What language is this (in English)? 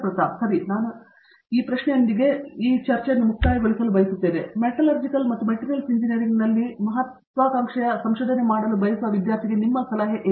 Kannada